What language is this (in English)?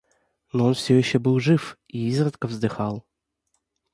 Russian